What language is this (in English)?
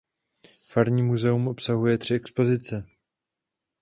Czech